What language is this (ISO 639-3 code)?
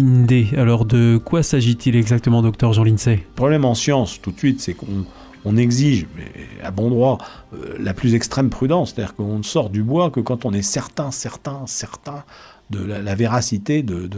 fra